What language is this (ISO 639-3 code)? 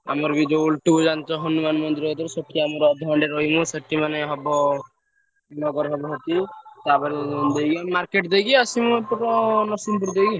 ori